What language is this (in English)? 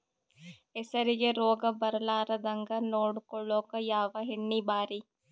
Kannada